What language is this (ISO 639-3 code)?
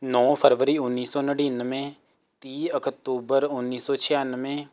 pan